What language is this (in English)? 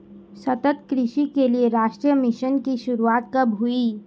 Hindi